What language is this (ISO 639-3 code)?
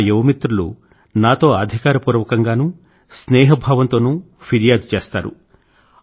tel